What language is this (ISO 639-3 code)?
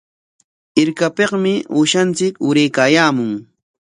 qwa